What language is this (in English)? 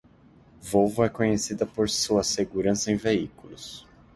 Portuguese